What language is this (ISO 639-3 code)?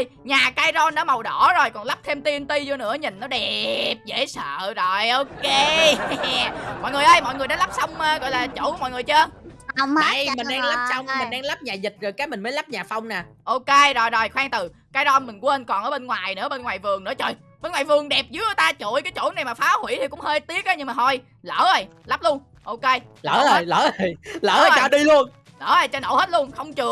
vie